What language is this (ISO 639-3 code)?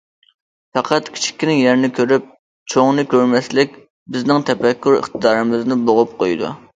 uig